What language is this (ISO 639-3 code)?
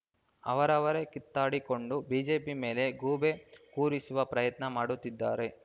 kan